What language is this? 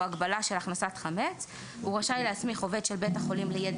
Hebrew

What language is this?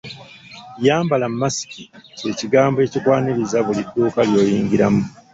Ganda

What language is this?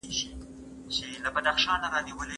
Pashto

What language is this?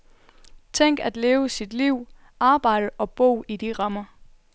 Danish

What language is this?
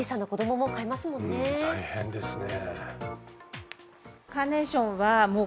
Japanese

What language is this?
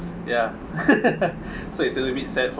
English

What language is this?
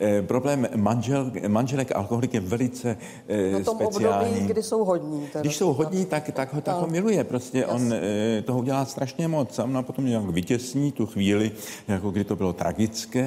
Czech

